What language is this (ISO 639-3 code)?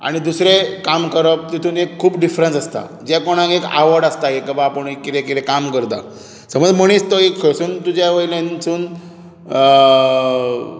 kok